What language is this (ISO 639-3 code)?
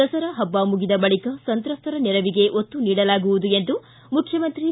kan